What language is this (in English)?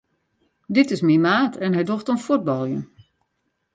Western Frisian